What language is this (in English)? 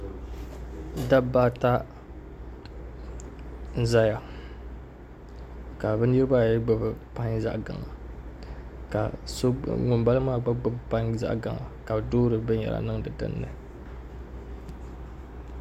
Dagbani